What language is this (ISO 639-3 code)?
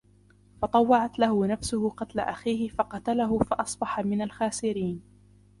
ara